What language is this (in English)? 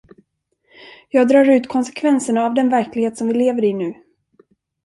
Swedish